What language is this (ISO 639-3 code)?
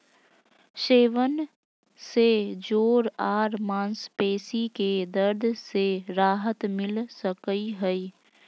mag